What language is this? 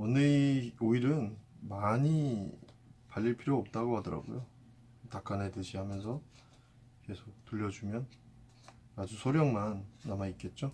Korean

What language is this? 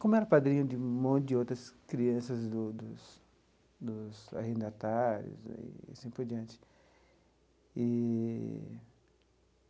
Portuguese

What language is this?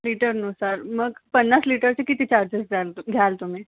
Marathi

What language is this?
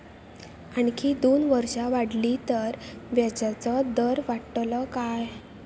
Marathi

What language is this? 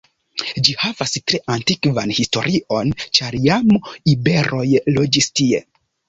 Esperanto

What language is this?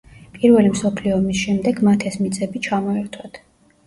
Georgian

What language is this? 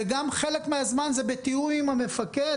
Hebrew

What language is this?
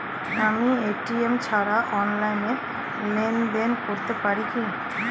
Bangla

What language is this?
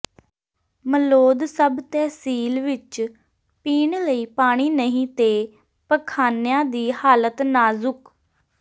Punjabi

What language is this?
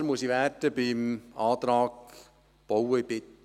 Swiss German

